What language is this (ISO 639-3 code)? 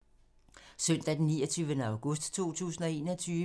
dan